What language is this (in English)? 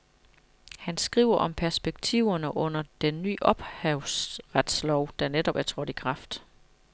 Danish